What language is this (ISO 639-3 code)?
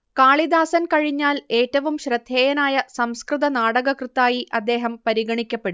mal